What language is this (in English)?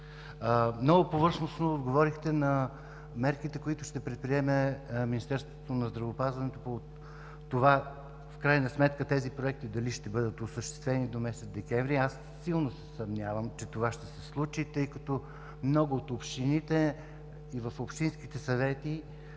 Bulgarian